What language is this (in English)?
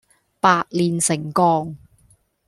Cantonese